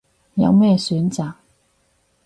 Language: Cantonese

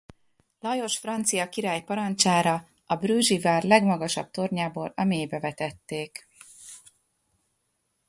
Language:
Hungarian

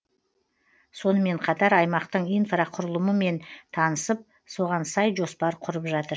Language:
Kazakh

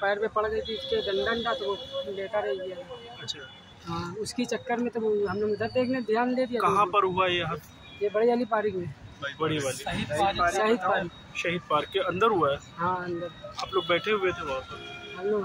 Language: Hindi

